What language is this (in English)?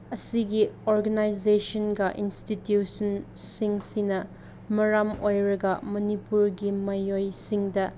Manipuri